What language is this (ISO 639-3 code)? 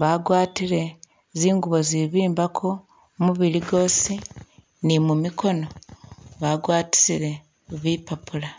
myx